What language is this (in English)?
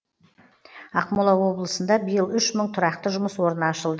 Kazakh